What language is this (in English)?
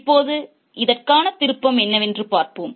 Tamil